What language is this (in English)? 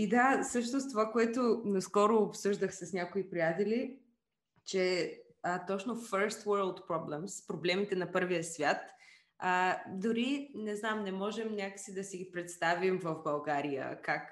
Bulgarian